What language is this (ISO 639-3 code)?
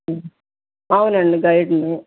tel